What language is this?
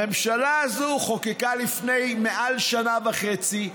Hebrew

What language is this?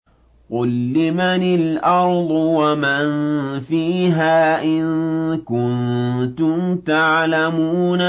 Arabic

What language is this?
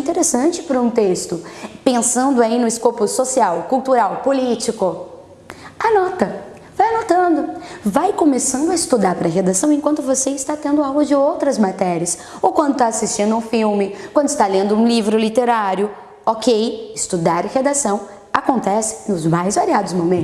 Portuguese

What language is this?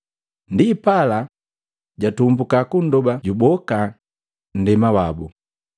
Matengo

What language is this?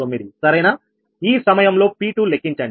Telugu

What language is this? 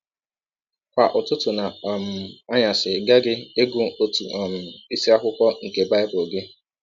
Igbo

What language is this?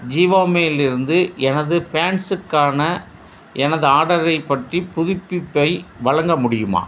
Tamil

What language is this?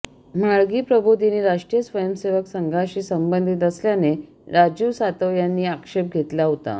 Marathi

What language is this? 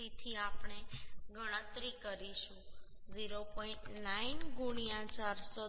Gujarati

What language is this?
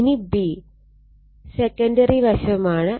Malayalam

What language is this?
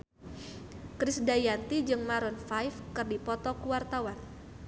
Sundanese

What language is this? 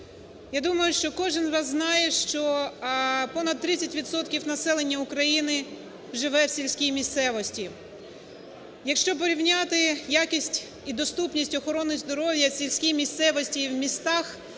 Ukrainian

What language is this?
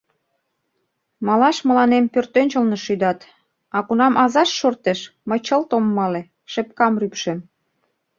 Mari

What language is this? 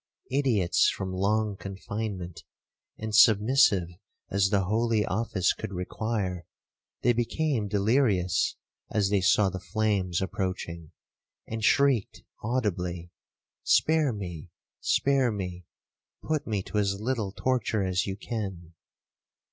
English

